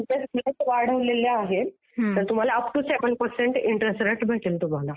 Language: Marathi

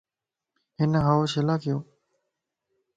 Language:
Lasi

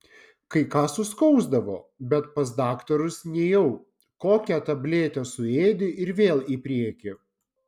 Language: Lithuanian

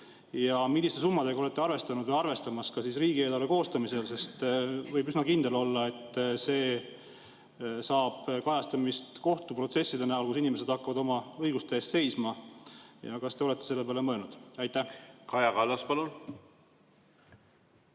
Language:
Estonian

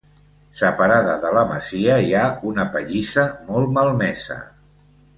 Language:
Catalan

